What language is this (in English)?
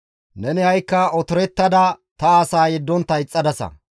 Gamo